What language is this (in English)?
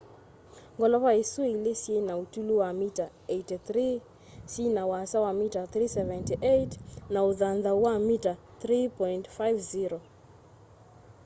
Kamba